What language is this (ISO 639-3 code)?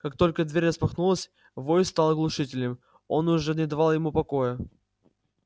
rus